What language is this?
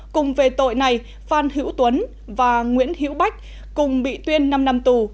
Vietnamese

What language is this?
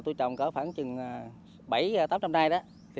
Vietnamese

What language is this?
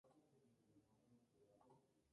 Spanish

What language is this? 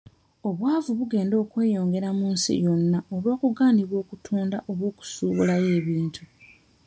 Ganda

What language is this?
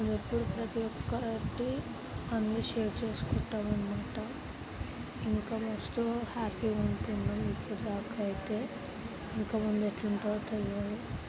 Telugu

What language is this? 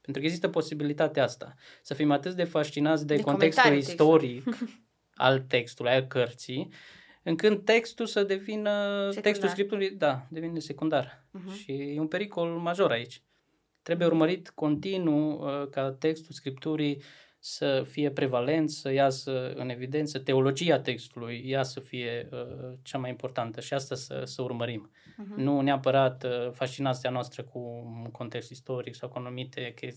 Romanian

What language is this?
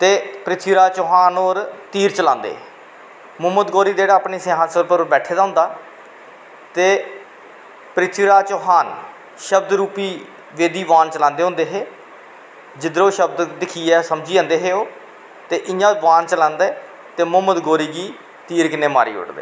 Dogri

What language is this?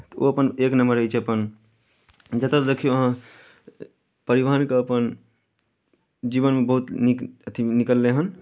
Maithili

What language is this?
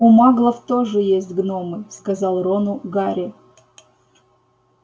Russian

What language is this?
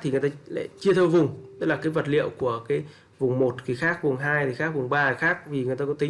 Vietnamese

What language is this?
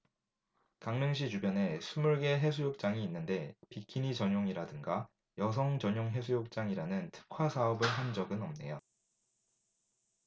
Korean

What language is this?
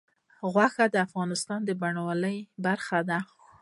Pashto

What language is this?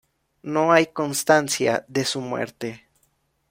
Spanish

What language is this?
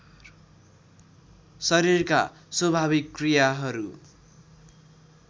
Nepali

